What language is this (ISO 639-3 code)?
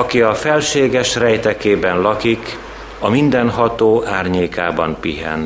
hun